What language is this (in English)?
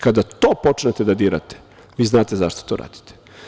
Serbian